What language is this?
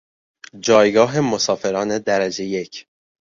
Persian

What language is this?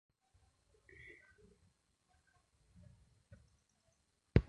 Tamil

